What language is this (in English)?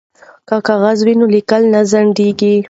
Pashto